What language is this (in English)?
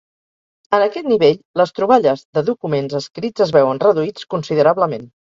Catalan